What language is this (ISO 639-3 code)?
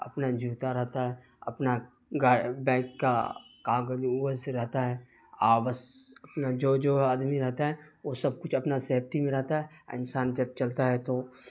urd